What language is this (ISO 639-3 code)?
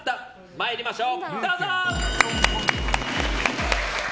jpn